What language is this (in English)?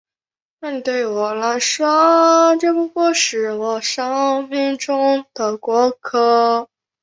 Chinese